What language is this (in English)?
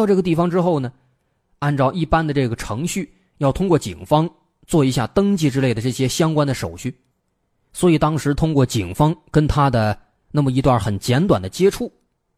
Chinese